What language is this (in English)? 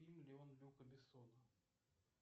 Russian